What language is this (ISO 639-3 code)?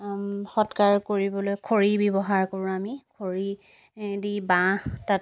asm